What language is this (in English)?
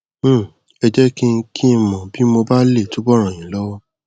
Yoruba